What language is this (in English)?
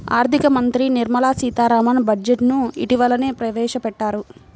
Telugu